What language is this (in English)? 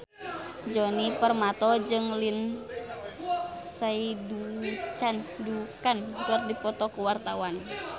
Sundanese